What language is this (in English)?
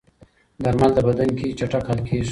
Pashto